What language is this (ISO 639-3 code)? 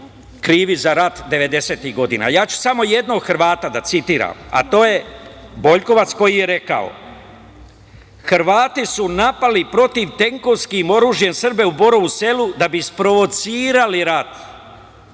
srp